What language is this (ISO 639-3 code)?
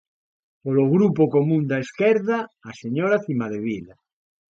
glg